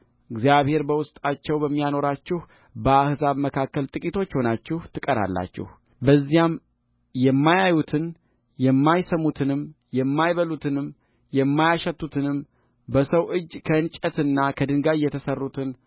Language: Amharic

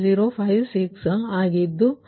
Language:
Kannada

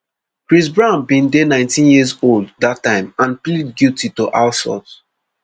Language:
Nigerian Pidgin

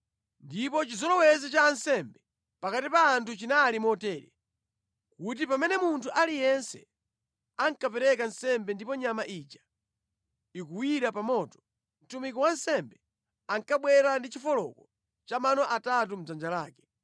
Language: Nyanja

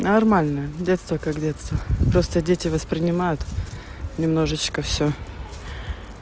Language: Russian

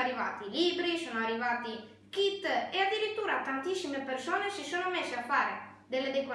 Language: Italian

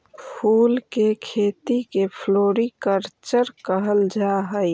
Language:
Magahi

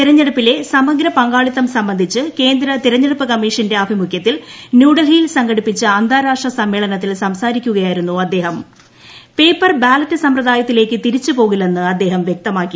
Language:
Malayalam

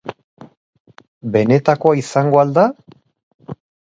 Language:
Basque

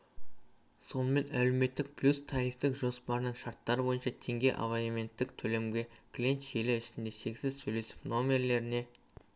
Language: Kazakh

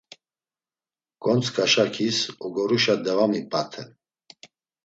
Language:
Laz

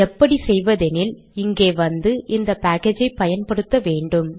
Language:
Tamil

